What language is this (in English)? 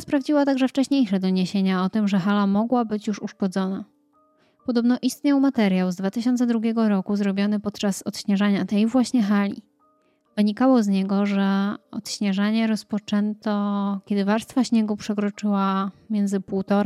Polish